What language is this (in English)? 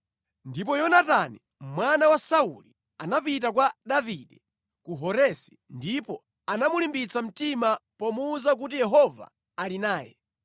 Nyanja